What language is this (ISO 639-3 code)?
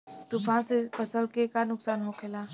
bho